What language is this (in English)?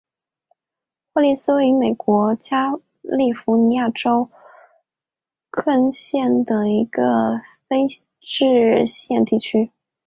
Chinese